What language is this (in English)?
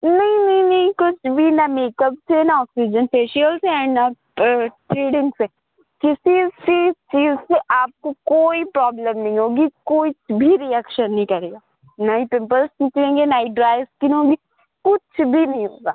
Urdu